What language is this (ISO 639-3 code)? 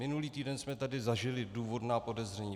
ces